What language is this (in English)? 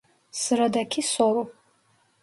Turkish